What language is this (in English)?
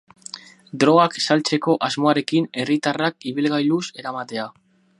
Basque